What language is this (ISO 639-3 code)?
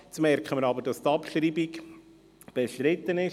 gsw